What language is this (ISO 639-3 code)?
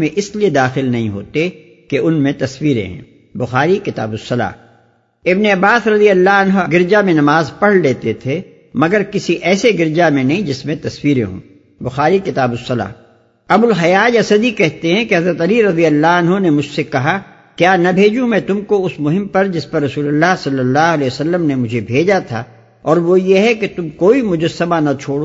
urd